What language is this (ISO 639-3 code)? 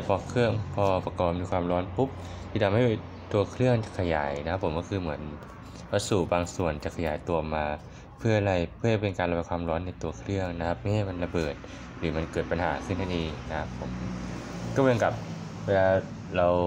tha